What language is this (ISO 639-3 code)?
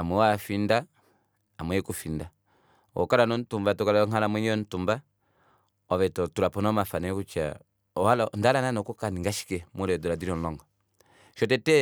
kua